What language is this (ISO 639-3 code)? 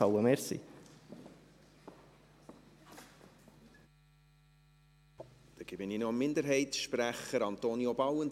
gsw